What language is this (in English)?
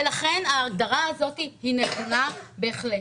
Hebrew